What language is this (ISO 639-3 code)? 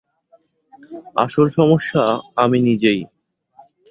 ben